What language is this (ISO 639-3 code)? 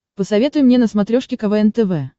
rus